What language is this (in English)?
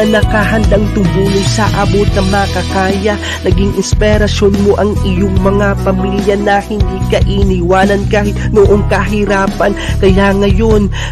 Filipino